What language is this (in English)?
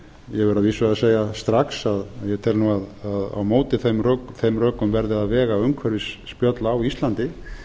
Icelandic